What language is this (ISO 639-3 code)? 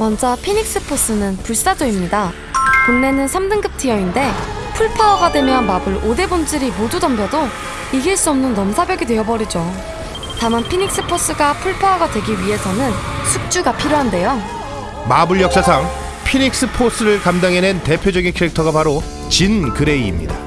kor